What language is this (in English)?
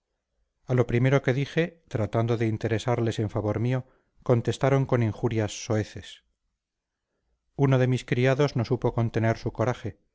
Spanish